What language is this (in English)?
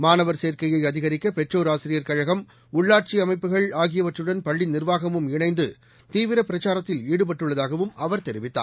Tamil